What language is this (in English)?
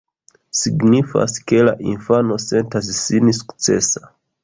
Esperanto